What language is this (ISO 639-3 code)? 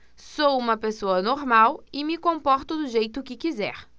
por